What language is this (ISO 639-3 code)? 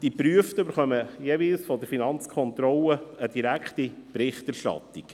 gsw